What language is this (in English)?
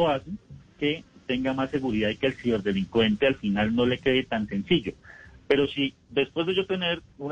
Spanish